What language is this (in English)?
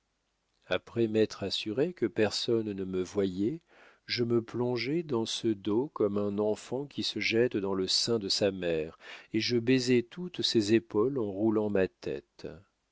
French